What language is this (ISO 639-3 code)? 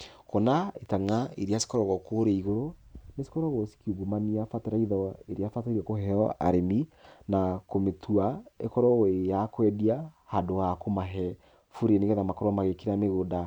kik